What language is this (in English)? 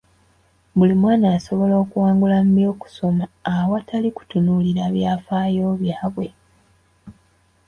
Ganda